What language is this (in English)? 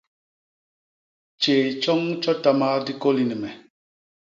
Basaa